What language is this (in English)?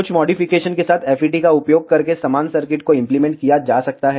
Hindi